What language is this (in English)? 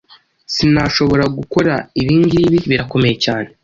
Kinyarwanda